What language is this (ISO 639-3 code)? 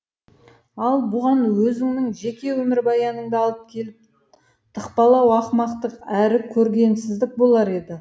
kaz